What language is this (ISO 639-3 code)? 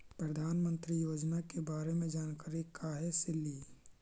mag